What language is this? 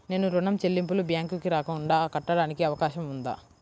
Telugu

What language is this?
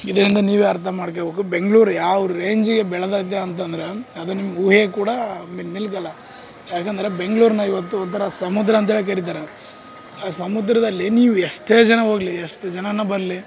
Kannada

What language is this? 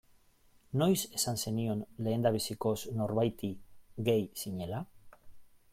Basque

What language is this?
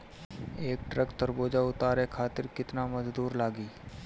Bhojpuri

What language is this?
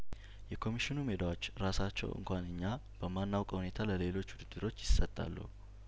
Amharic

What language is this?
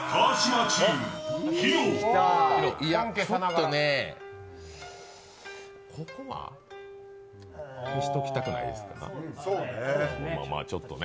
Japanese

